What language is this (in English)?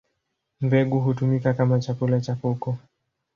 Swahili